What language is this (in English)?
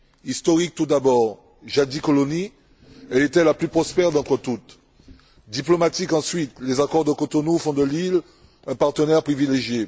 French